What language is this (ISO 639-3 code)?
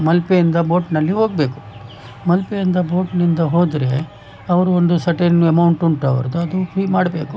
kan